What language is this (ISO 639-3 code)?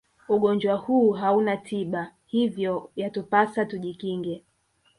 swa